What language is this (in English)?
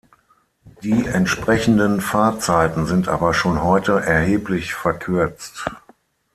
German